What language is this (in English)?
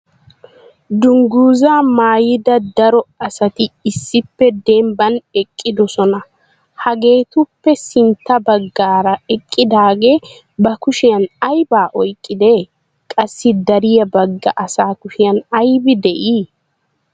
Wolaytta